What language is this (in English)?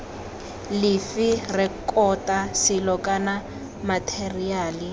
Tswana